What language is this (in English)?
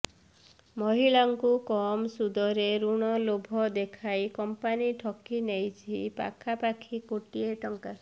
Odia